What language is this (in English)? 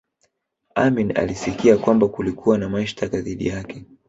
Swahili